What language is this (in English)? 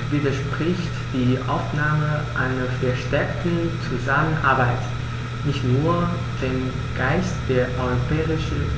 German